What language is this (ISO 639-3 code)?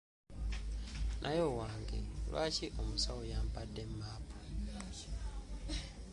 lug